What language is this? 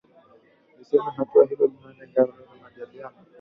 Swahili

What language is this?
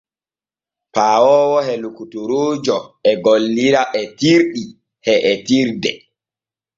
Borgu Fulfulde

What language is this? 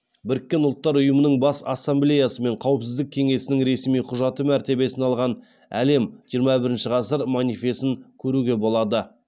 Kazakh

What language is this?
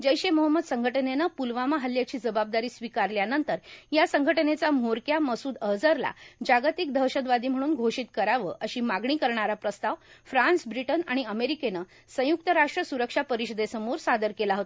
Marathi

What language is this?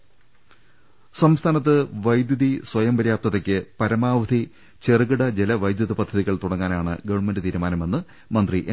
Malayalam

